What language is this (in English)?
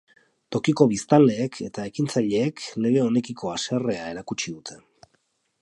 Basque